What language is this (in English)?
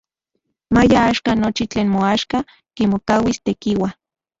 Central Puebla Nahuatl